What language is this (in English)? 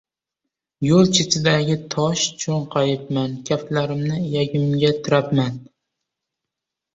Uzbek